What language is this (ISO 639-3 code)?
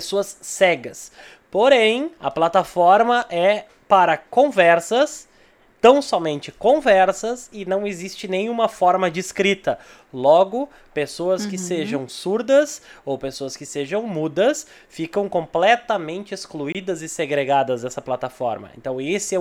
por